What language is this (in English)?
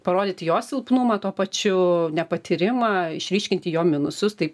Lithuanian